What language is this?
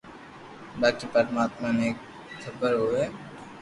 Loarki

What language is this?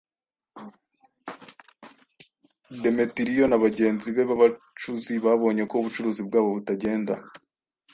Kinyarwanda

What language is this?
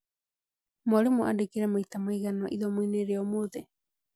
Kikuyu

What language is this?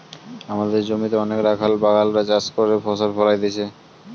Bangla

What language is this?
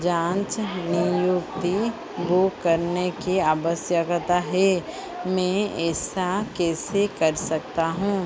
Hindi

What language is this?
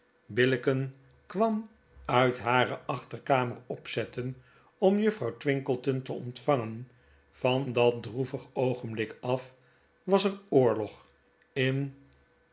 Dutch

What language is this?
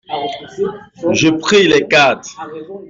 French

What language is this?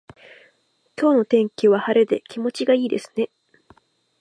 Japanese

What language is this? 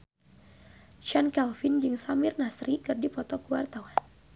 Sundanese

